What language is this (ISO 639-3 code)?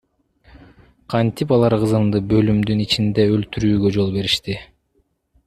kir